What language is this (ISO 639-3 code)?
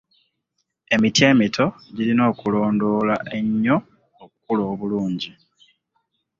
lug